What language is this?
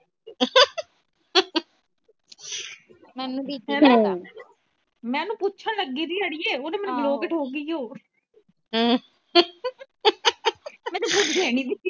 Punjabi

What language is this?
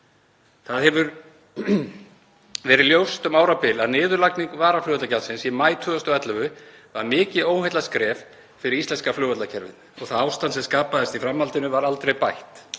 Icelandic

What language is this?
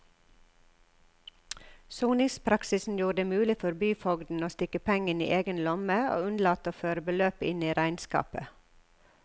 Norwegian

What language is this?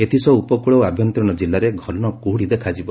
Odia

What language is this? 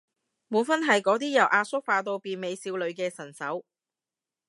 Cantonese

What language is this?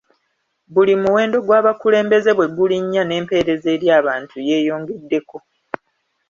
Ganda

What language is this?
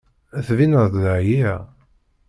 Kabyle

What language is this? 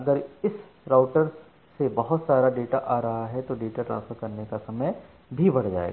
Hindi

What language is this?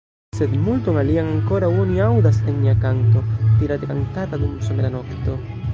Esperanto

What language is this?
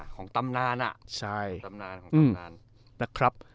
Thai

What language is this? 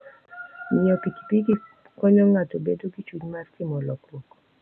Luo (Kenya and Tanzania)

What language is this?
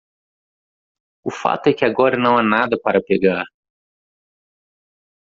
Portuguese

